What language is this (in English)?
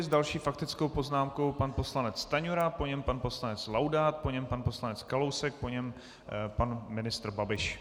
Czech